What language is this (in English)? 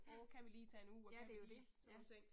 Danish